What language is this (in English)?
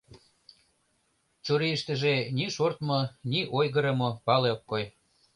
Mari